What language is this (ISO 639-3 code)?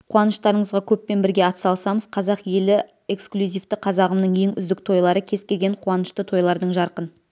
kaz